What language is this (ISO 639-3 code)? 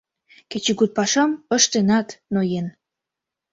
chm